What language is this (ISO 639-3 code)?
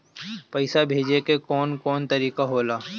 bho